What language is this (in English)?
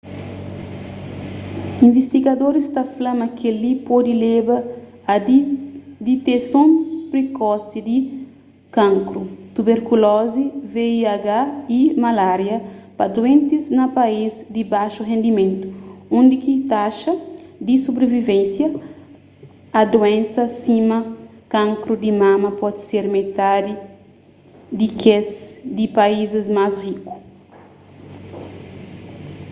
Kabuverdianu